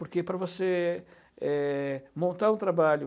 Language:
Portuguese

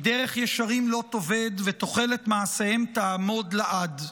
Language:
Hebrew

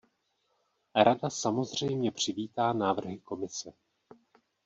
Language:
Czech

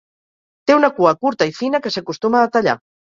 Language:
Catalan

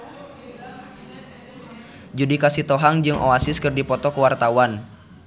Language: Sundanese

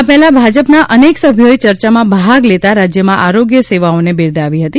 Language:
Gujarati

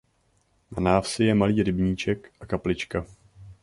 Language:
Czech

